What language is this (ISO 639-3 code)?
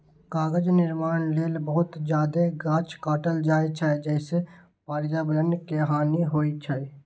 mai